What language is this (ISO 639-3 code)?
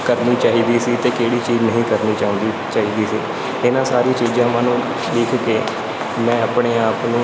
pan